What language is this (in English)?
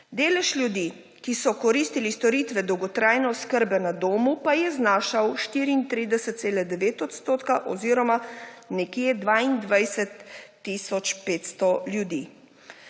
Slovenian